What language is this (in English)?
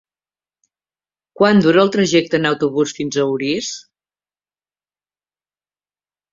Catalan